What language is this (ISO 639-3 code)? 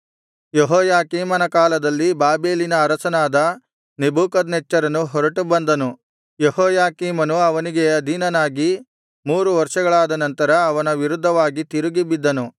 kan